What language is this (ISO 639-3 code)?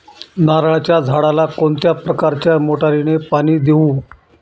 mar